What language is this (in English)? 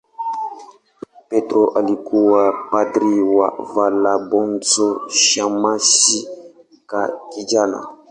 Swahili